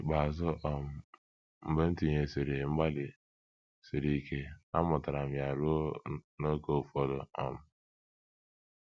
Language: Igbo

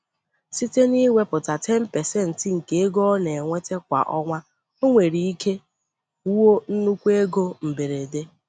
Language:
Igbo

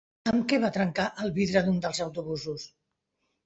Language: Catalan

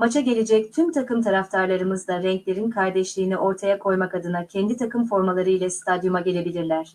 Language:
Turkish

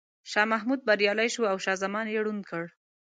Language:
Pashto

